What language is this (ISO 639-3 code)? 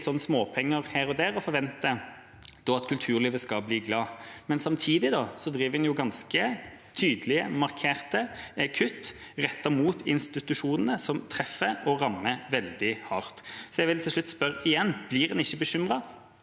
nor